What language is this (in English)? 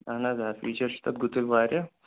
Kashmiri